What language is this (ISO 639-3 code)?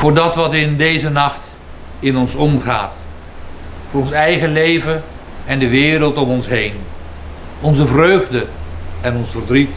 nld